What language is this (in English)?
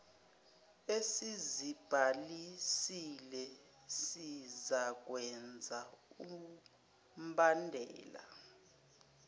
Zulu